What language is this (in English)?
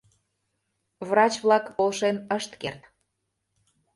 Mari